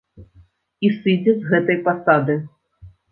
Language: Belarusian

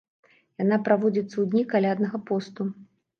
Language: Belarusian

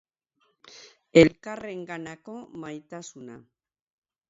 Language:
Basque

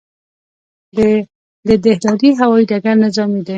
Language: Pashto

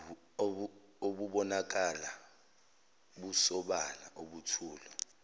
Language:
Zulu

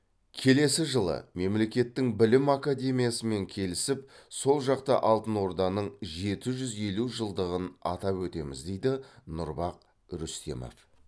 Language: Kazakh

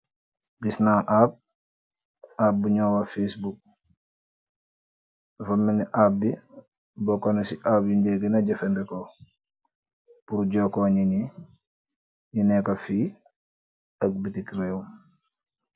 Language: Wolof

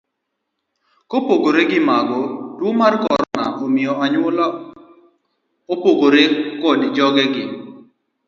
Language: Luo (Kenya and Tanzania)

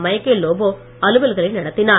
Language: Tamil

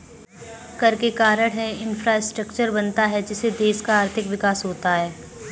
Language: Hindi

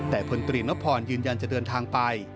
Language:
Thai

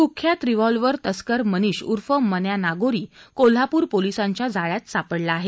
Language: Marathi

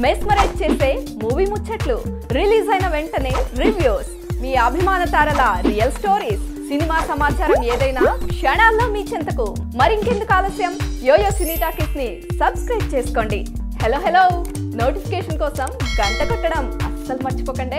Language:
Hindi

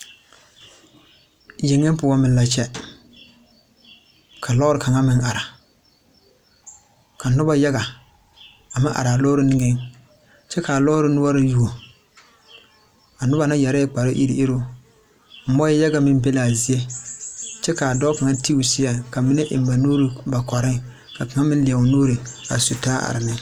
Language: Southern Dagaare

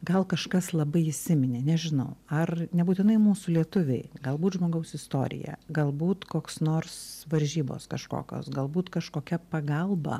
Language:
Lithuanian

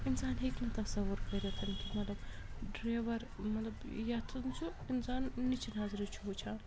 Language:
Kashmiri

